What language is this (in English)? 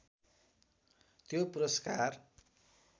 Nepali